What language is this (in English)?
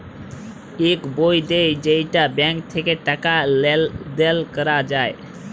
Bangla